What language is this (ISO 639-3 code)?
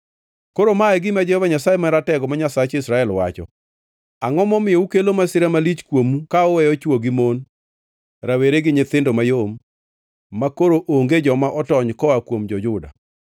luo